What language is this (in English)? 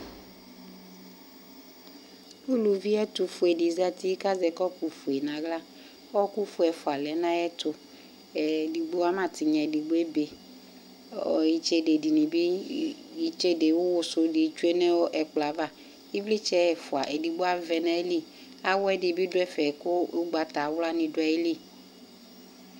Ikposo